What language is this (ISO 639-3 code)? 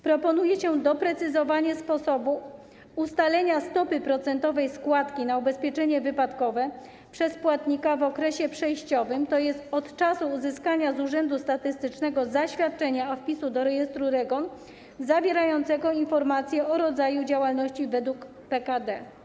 pol